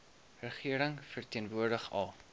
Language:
Afrikaans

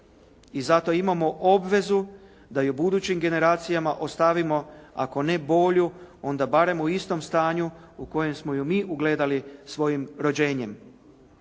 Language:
Croatian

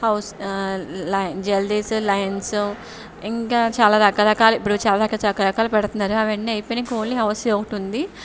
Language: Telugu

